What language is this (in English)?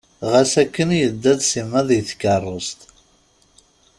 Kabyle